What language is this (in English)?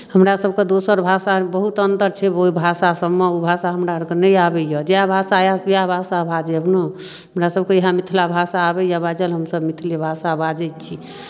Maithili